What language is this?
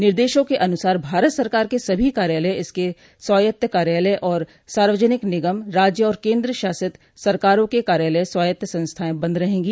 Hindi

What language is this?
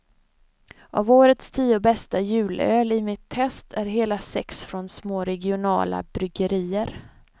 Swedish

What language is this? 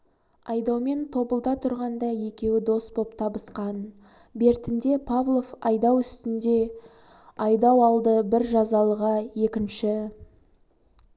Kazakh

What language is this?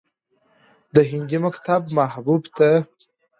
Pashto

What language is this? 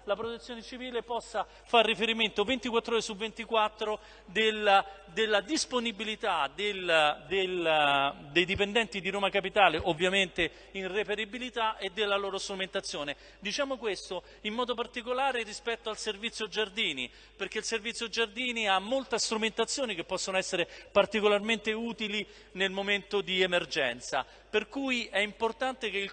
Italian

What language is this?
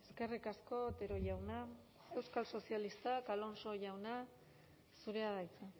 Basque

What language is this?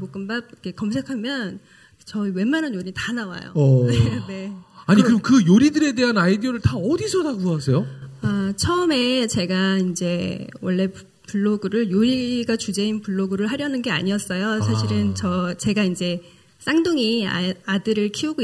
Korean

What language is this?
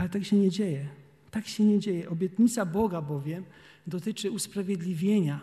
Polish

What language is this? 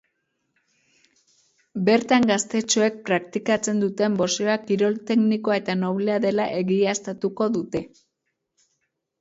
Basque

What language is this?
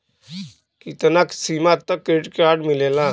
Bhojpuri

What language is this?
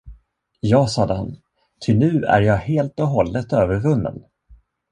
Swedish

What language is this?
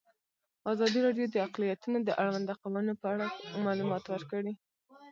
Pashto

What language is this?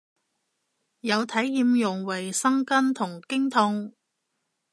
Cantonese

